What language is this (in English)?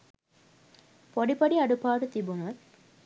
Sinhala